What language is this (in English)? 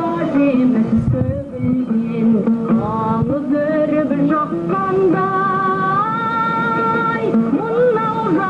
Turkish